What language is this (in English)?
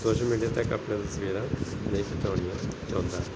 Punjabi